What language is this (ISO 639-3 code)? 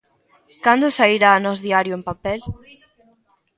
glg